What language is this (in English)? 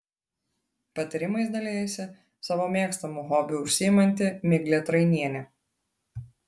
Lithuanian